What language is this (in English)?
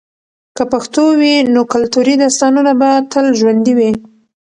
Pashto